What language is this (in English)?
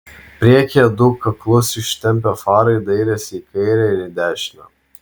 Lithuanian